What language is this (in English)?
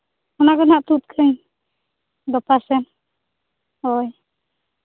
Santali